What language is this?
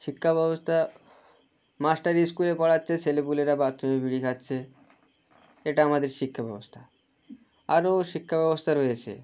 Bangla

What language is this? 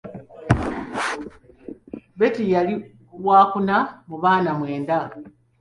Ganda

